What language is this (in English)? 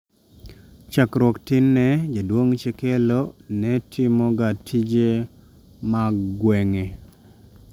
Luo (Kenya and Tanzania)